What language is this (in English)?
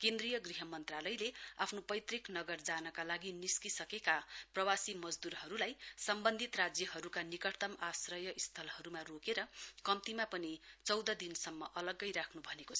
Nepali